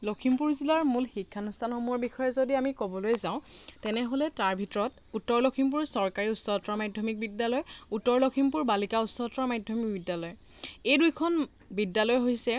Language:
Assamese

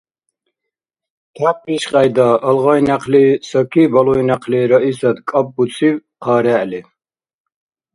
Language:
Dargwa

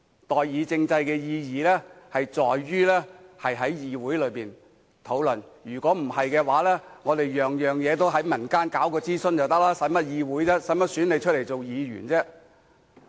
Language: Cantonese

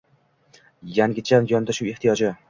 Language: Uzbek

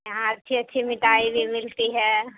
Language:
Urdu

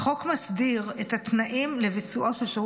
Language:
Hebrew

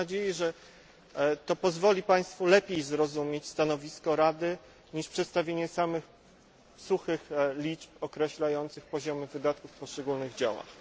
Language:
Polish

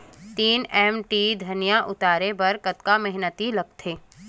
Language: Chhattisgarhi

